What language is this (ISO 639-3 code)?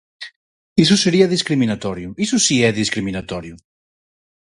glg